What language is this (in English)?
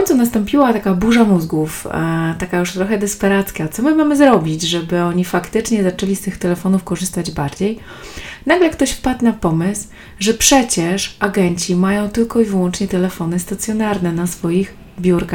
Polish